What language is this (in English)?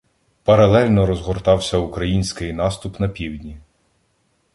Ukrainian